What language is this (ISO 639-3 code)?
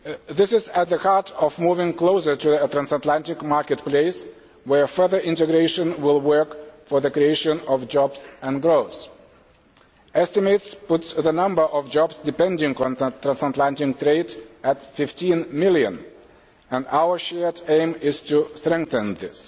eng